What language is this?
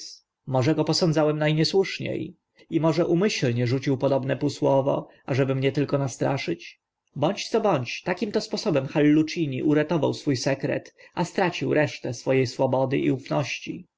Polish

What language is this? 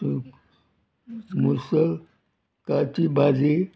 Konkani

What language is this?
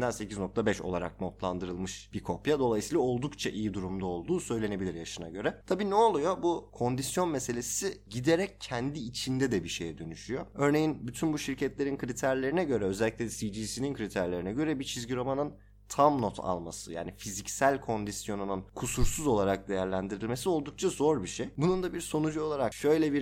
Turkish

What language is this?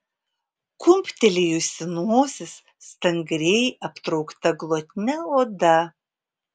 Lithuanian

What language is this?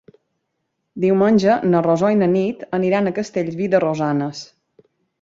Catalan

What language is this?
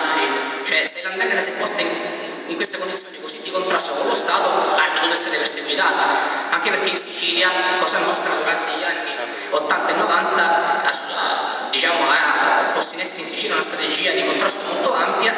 Italian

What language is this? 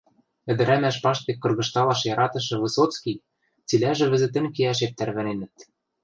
Western Mari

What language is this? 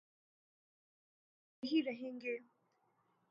Urdu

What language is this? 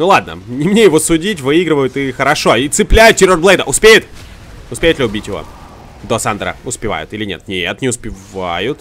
Russian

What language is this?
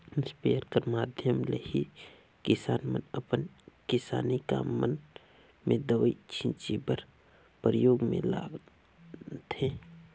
Chhattisgarhi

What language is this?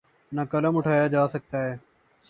Urdu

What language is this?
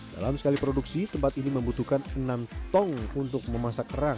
Indonesian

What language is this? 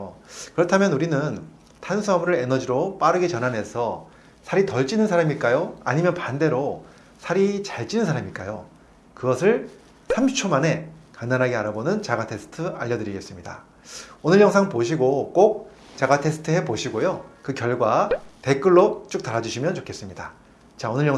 Korean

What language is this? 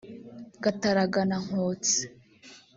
Kinyarwanda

